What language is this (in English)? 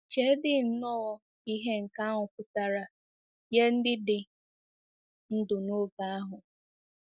Igbo